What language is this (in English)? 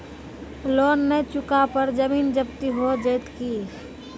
Maithili